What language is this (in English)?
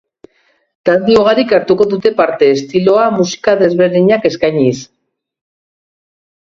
Basque